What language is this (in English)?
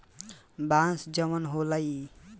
Bhojpuri